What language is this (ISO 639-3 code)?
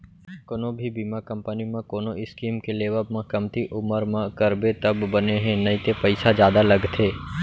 hne